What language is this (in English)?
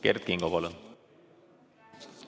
Estonian